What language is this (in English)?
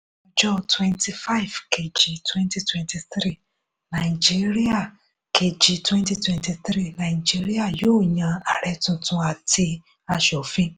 Yoruba